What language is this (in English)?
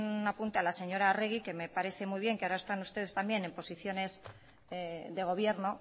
Spanish